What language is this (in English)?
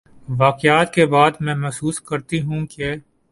Urdu